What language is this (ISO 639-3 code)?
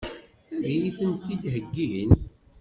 kab